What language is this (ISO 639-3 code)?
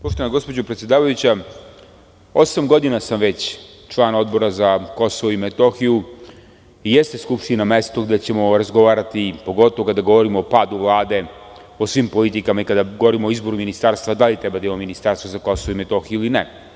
srp